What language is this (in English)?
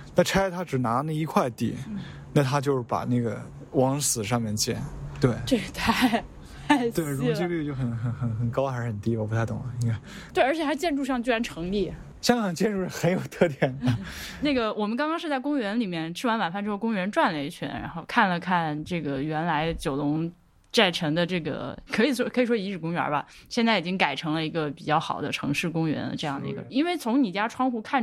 Chinese